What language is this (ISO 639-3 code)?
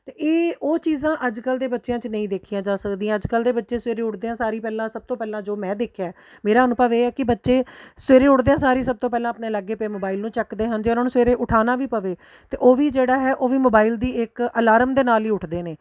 pan